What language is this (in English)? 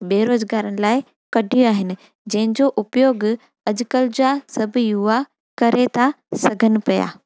Sindhi